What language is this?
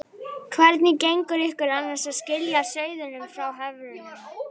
Icelandic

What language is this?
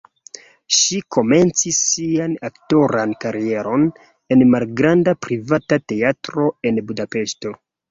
Esperanto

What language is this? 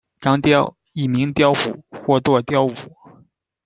Chinese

